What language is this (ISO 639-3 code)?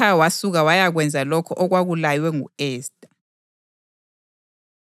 nde